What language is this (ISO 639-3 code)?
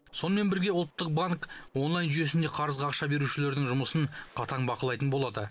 kaz